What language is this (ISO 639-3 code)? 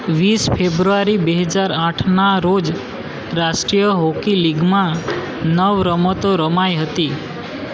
guj